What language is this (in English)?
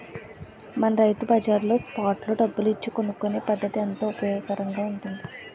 Telugu